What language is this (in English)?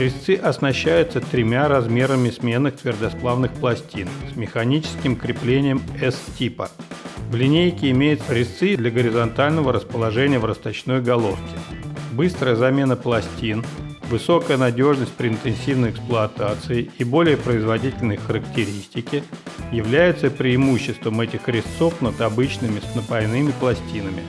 Russian